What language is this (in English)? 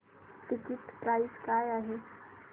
Marathi